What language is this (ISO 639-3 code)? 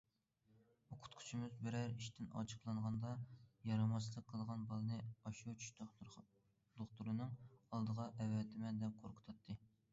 uig